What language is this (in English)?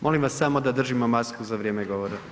Croatian